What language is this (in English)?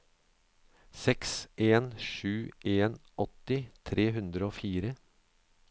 Norwegian